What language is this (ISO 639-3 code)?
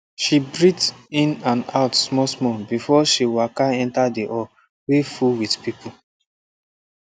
pcm